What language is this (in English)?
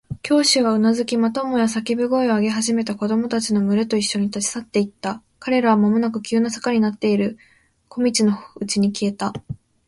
Japanese